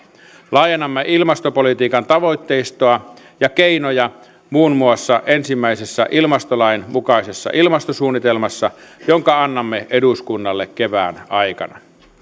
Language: Finnish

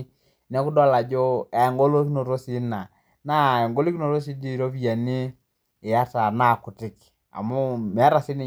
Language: Masai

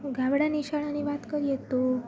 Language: Gujarati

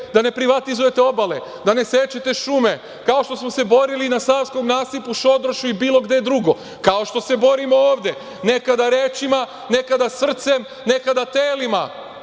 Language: Serbian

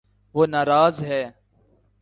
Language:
Urdu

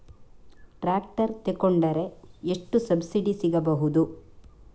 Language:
Kannada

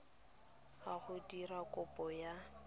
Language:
Tswana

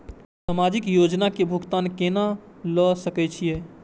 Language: Maithili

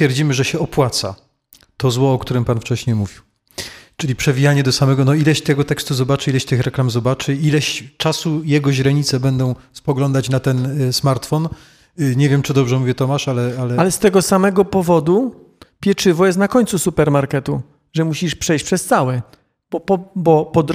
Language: Polish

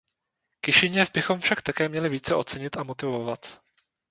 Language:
Czech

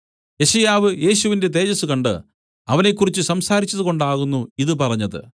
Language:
Malayalam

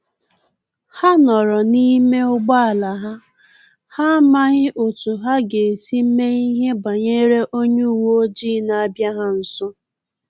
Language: Igbo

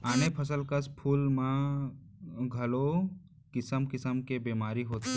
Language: Chhattisgarhi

